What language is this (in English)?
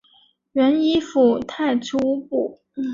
Chinese